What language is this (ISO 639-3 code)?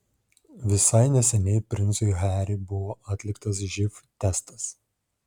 lit